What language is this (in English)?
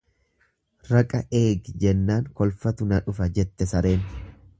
Oromo